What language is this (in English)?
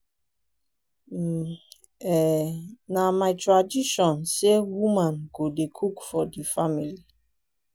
Nigerian Pidgin